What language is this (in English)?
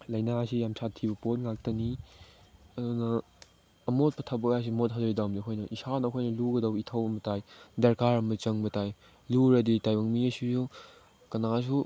Manipuri